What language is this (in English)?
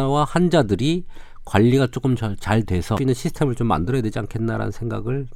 Korean